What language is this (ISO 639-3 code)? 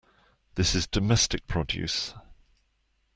eng